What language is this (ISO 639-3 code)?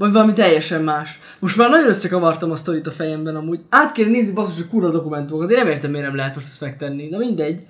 hun